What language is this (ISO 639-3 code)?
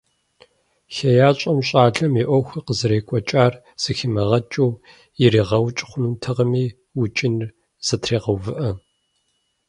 kbd